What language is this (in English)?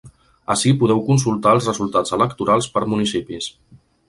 Catalan